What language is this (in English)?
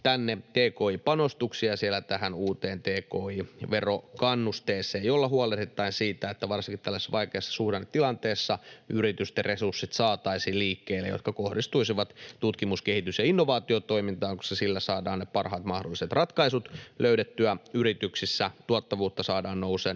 Finnish